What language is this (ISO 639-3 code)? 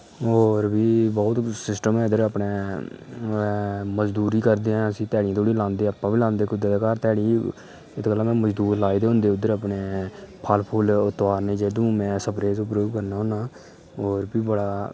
doi